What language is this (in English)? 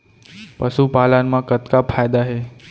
Chhattisgarhi